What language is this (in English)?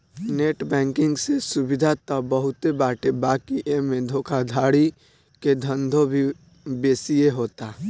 Bhojpuri